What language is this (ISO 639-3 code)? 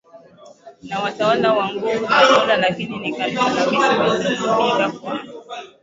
swa